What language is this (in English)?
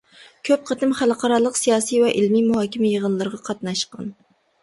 Uyghur